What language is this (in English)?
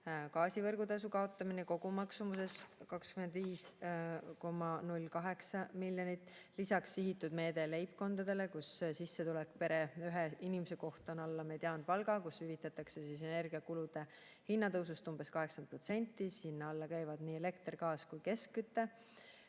Estonian